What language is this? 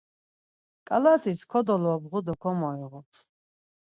Laz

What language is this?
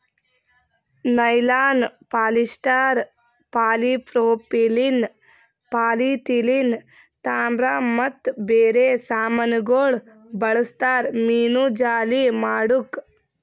Kannada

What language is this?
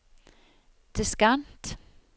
Norwegian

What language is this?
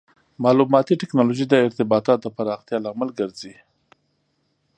Pashto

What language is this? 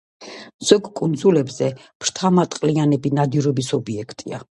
Georgian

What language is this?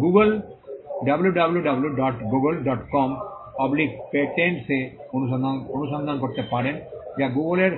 Bangla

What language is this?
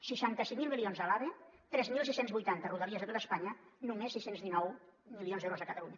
Catalan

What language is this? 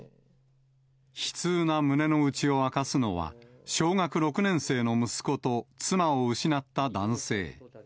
Japanese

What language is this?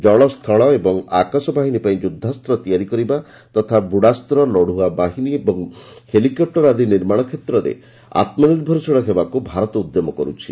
Odia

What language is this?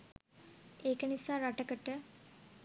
Sinhala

